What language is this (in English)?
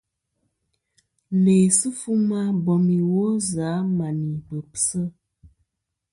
Kom